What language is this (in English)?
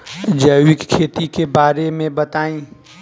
Bhojpuri